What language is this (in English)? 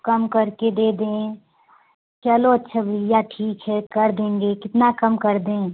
Hindi